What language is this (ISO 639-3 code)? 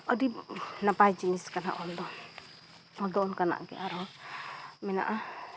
sat